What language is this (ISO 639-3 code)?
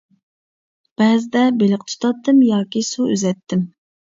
uig